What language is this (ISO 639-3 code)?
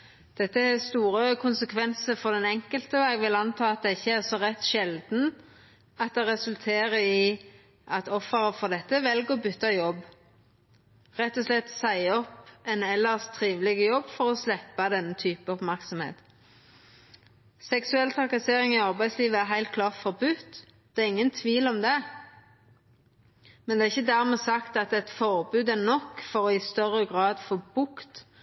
nno